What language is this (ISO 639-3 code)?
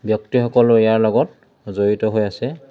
asm